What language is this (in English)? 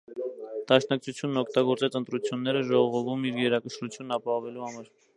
Armenian